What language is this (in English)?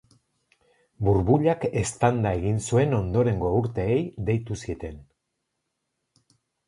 Basque